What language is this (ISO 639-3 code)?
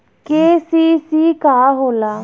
bho